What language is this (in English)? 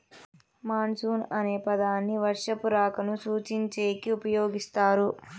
Telugu